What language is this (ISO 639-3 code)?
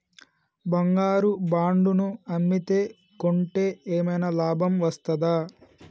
tel